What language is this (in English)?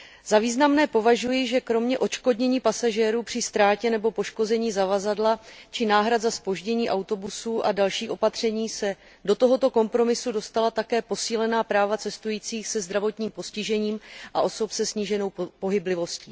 Czech